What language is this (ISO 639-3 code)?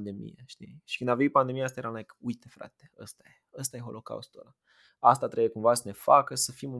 ron